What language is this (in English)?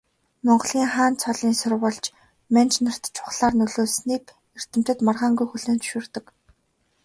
Mongolian